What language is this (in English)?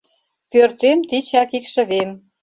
Mari